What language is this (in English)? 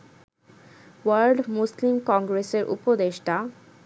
Bangla